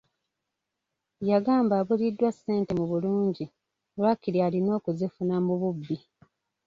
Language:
Ganda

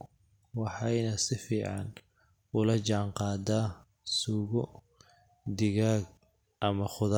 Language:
Somali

